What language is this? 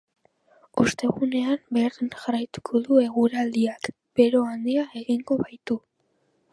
Basque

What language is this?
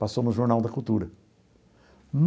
Portuguese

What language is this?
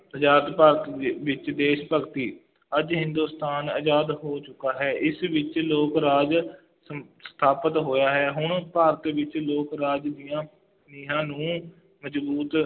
Punjabi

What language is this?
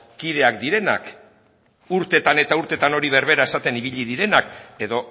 Basque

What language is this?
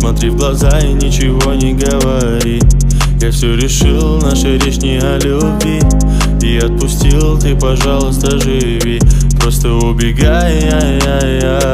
Russian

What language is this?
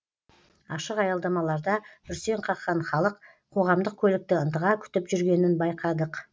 Kazakh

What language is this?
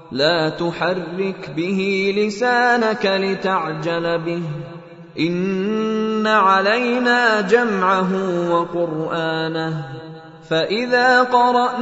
Arabic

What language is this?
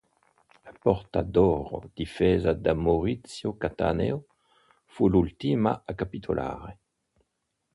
Italian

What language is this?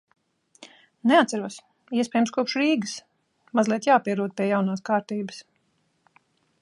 Latvian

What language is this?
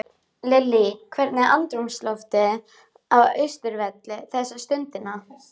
Icelandic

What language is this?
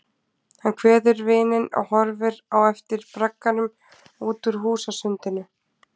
Icelandic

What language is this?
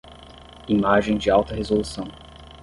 Portuguese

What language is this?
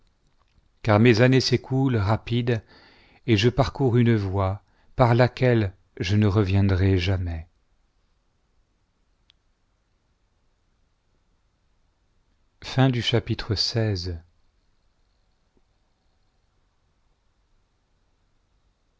French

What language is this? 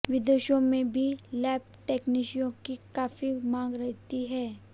Hindi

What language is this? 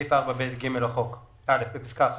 Hebrew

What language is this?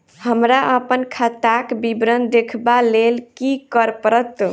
Maithili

